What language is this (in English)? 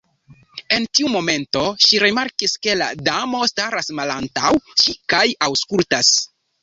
Esperanto